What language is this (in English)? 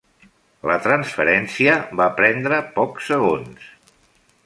Catalan